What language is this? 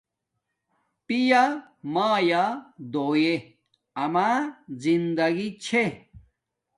Domaaki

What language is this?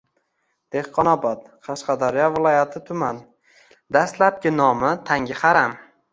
Uzbek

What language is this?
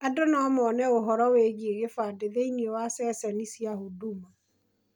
Kikuyu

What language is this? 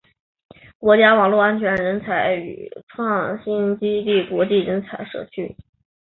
Chinese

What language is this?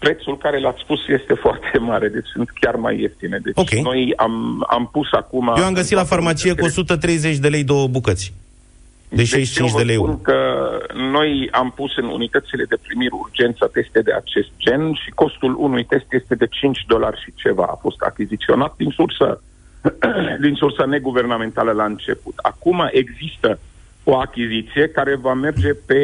Romanian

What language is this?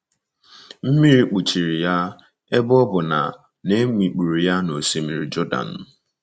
Igbo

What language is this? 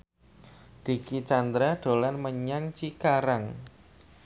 Javanese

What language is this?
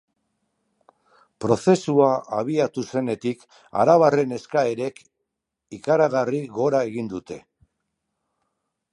Basque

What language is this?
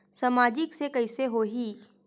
Chhattisgarhi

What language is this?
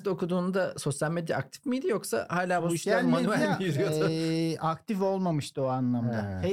Turkish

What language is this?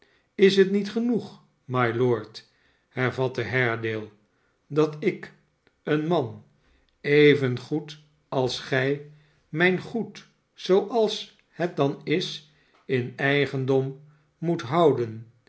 Dutch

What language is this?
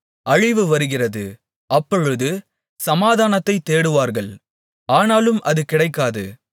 Tamil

